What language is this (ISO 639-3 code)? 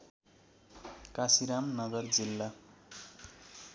nep